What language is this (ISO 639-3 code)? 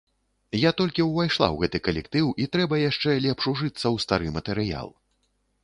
bel